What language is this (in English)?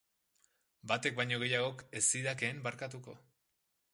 Basque